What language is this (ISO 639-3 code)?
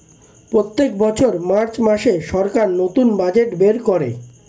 ben